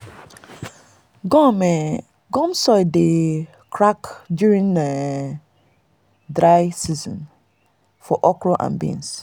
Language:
Nigerian Pidgin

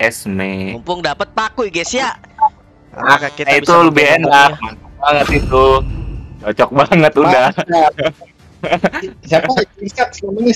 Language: Indonesian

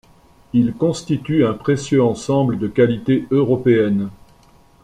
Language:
French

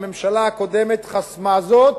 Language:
Hebrew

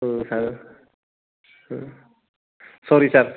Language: Bodo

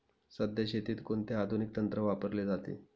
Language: Marathi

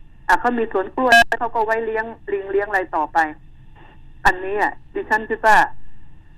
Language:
Thai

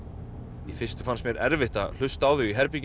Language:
Icelandic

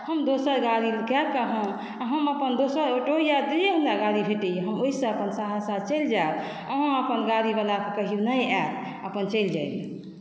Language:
Maithili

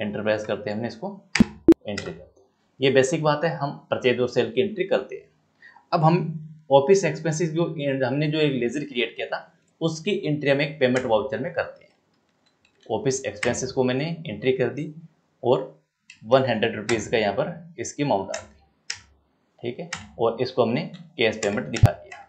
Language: Hindi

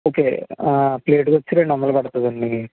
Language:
Telugu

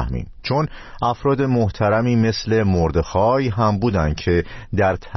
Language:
Persian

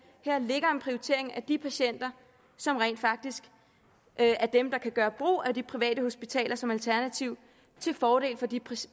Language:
Danish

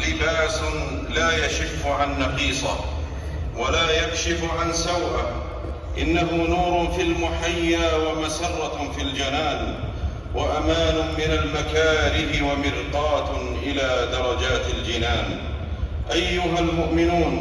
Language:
Arabic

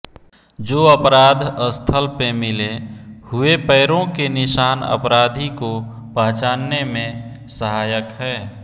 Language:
Hindi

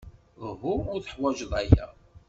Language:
Kabyle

